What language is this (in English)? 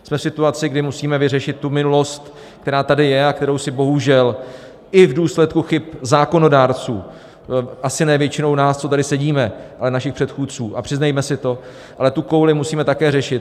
Czech